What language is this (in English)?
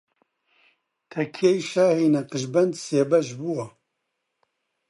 Central Kurdish